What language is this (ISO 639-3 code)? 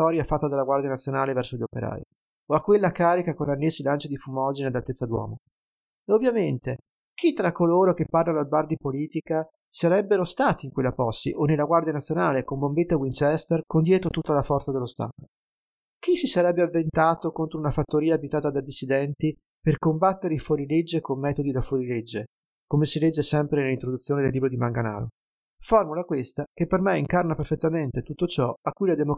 ita